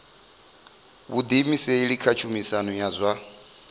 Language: Venda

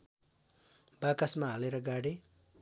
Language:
Nepali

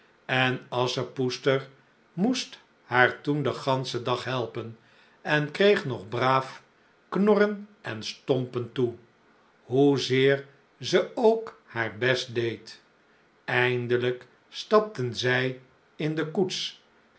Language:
Dutch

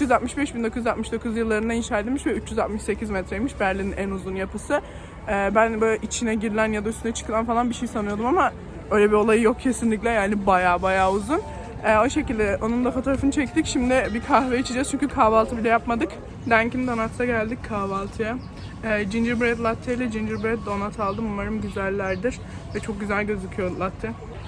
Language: Turkish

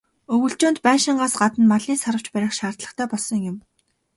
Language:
Mongolian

